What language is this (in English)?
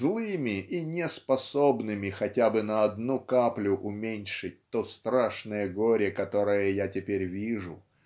Russian